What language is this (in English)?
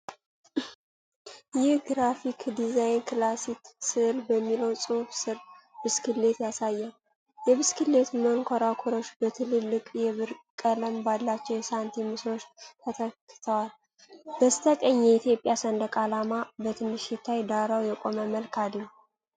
Amharic